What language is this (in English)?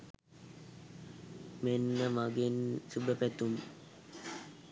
Sinhala